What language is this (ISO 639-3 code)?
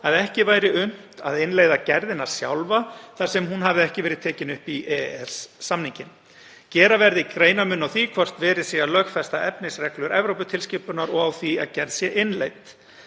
isl